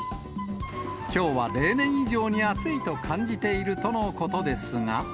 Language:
Japanese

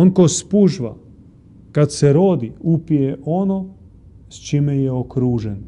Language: Croatian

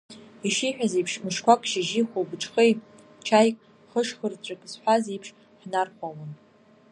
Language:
Abkhazian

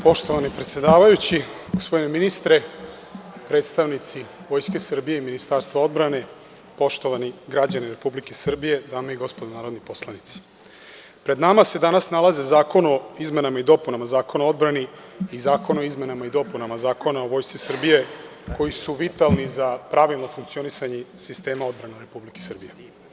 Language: Serbian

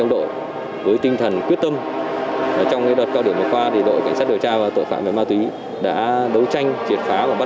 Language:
Vietnamese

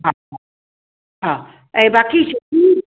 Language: Sindhi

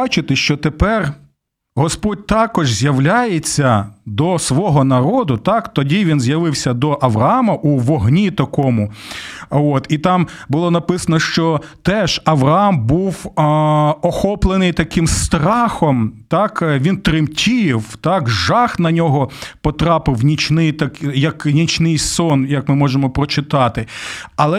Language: Ukrainian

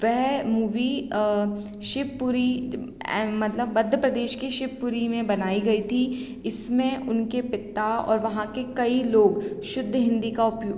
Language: Hindi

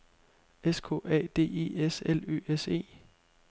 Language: Danish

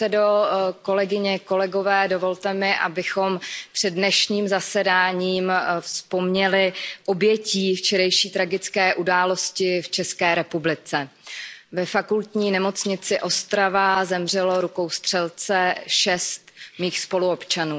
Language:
Czech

